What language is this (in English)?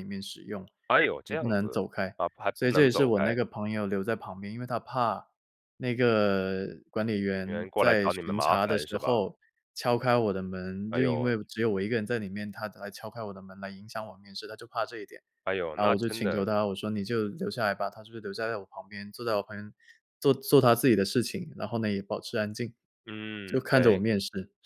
Chinese